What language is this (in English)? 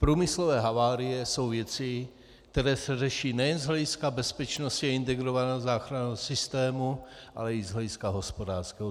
Czech